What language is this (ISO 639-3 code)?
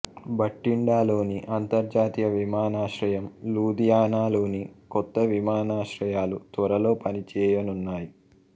tel